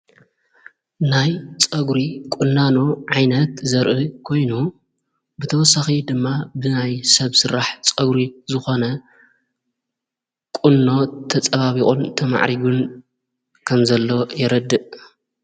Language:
Tigrinya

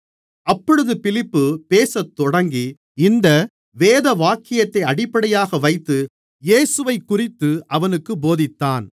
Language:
Tamil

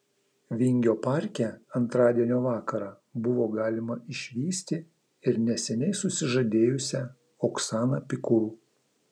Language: Lithuanian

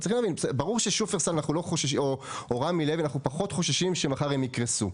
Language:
Hebrew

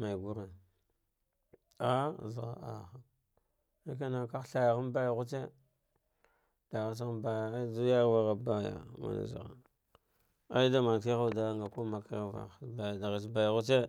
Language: Dghwede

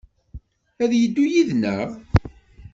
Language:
Kabyle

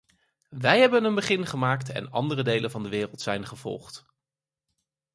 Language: Dutch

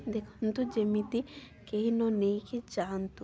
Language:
Odia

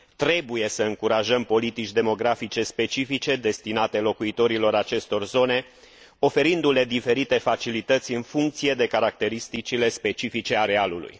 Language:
Romanian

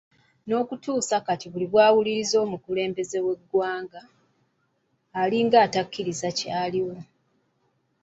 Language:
Ganda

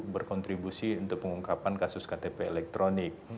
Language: Indonesian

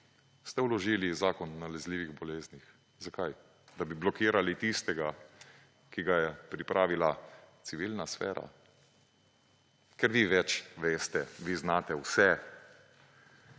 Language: Slovenian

